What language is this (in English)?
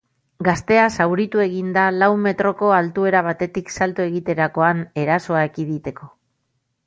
Basque